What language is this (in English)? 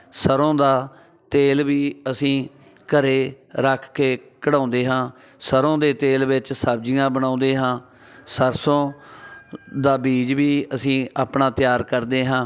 Punjabi